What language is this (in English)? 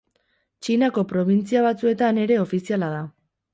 Basque